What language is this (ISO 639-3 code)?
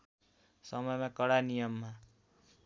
nep